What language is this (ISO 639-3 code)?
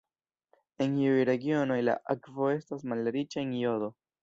epo